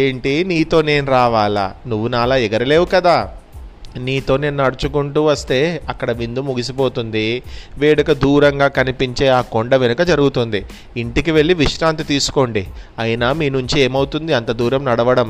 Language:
Telugu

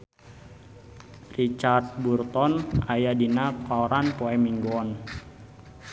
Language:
Sundanese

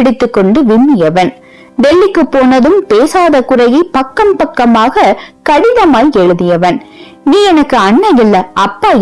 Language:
Indonesian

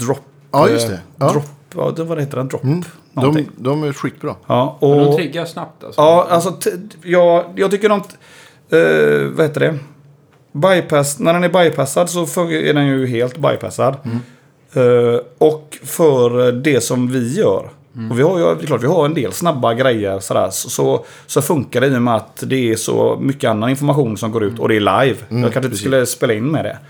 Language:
Swedish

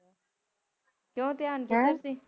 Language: Punjabi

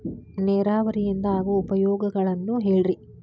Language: Kannada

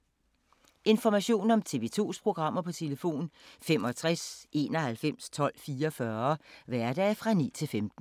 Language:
Danish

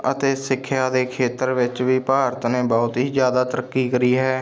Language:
Punjabi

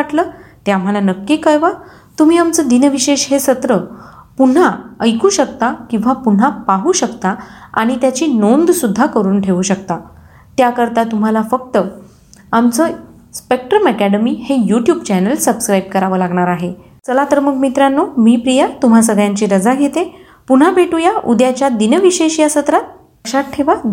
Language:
Marathi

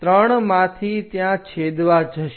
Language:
Gujarati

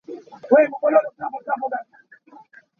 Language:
Hakha Chin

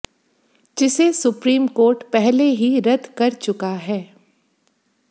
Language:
Hindi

